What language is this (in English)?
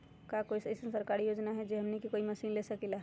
Magahi